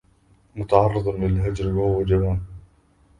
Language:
Arabic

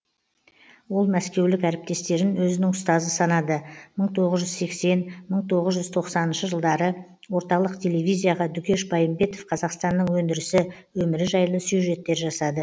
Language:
Kazakh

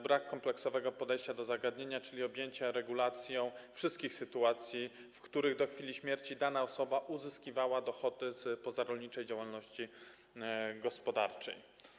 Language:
Polish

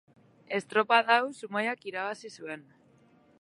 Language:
Basque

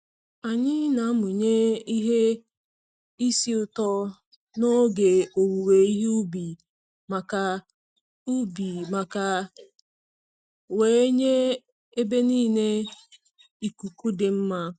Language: Igbo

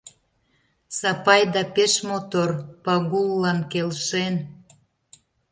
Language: Mari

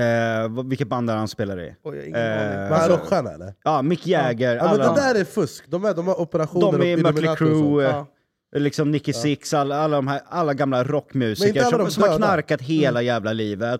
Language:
Swedish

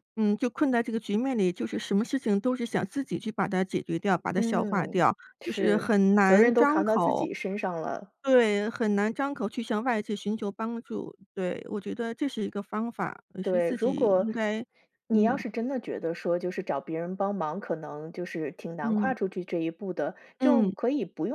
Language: Chinese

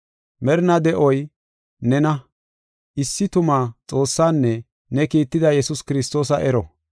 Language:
Gofa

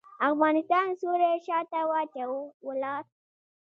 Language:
Pashto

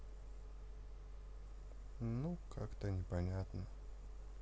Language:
Russian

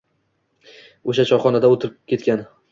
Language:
Uzbek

